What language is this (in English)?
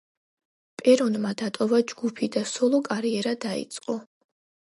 Georgian